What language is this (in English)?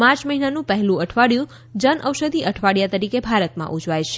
Gujarati